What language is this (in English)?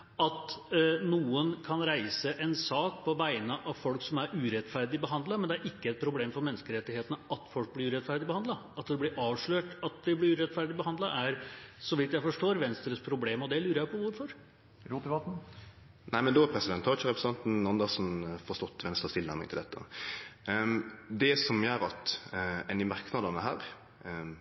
Norwegian